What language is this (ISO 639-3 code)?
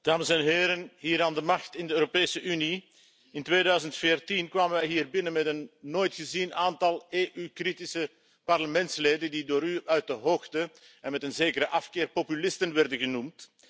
nld